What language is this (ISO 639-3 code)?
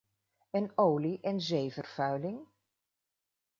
nld